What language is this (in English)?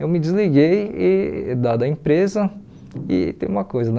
Portuguese